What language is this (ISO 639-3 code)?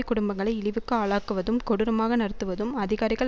tam